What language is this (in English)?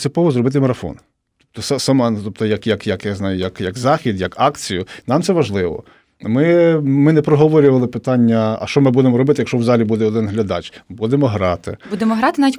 Ukrainian